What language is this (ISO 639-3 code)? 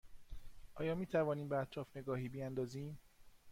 fas